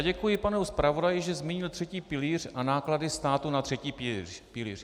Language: Czech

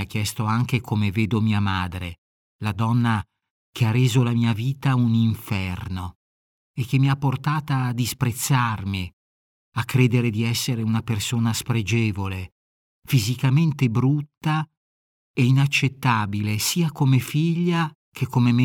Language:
Italian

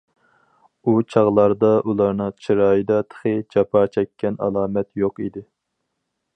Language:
Uyghur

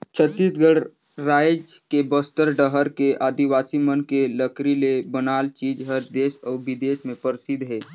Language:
Chhattisgarhi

